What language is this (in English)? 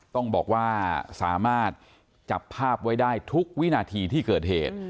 Thai